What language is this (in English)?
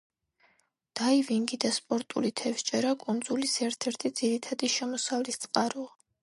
Georgian